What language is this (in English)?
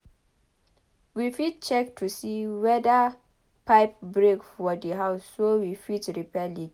Nigerian Pidgin